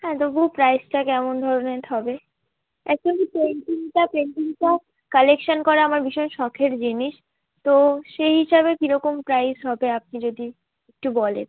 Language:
Bangla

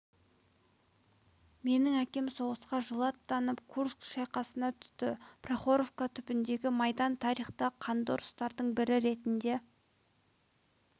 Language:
Kazakh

